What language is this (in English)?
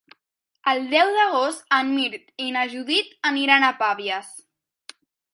Catalan